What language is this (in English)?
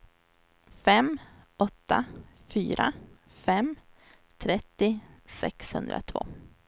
Swedish